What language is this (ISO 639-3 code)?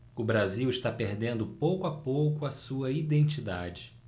por